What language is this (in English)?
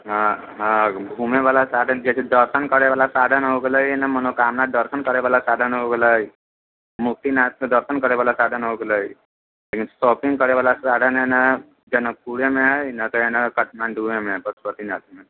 Maithili